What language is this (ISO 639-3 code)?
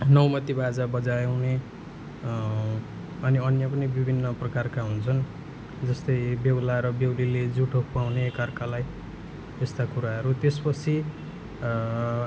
nep